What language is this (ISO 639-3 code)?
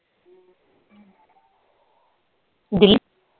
pan